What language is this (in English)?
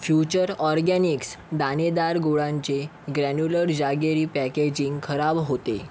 Marathi